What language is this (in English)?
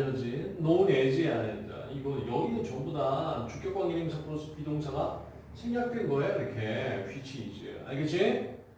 Korean